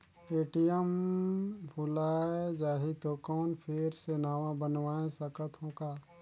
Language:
Chhattisgarhi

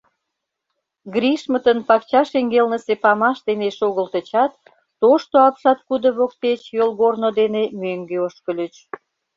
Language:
Mari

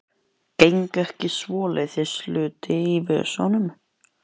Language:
Icelandic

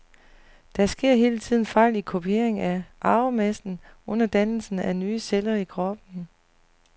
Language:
Danish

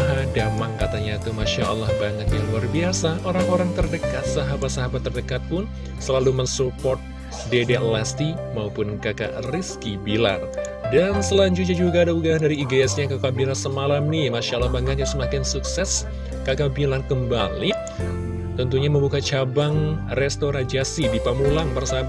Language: Indonesian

